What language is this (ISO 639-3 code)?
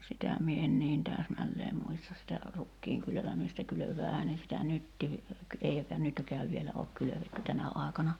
fin